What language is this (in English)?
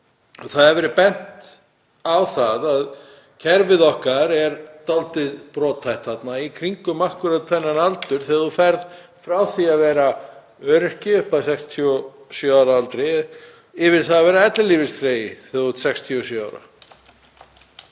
Icelandic